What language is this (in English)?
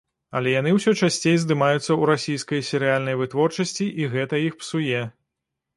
Belarusian